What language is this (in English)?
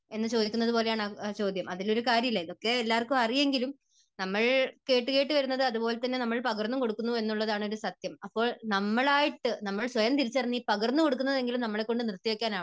Malayalam